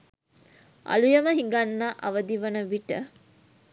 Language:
Sinhala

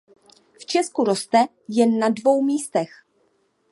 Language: Czech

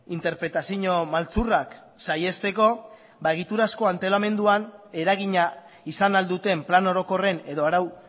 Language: Basque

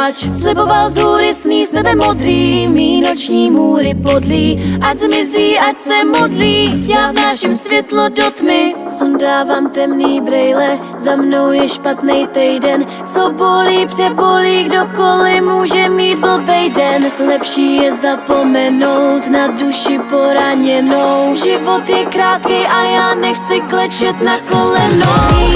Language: Czech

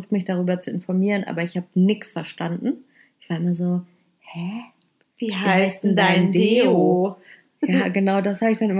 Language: German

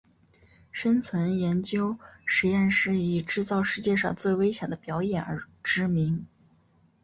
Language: Chinese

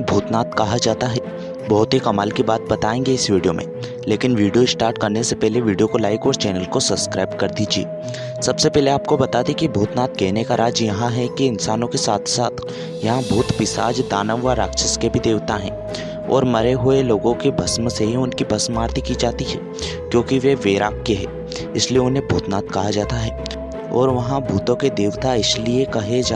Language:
Hindi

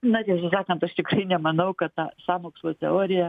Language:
Lithuanian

